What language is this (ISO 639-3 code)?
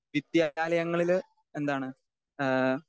mal